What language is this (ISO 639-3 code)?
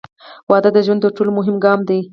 pus